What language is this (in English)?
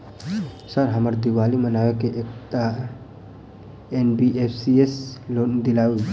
Maithili